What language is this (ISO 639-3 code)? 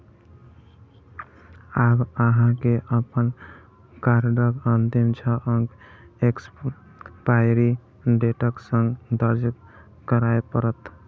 mai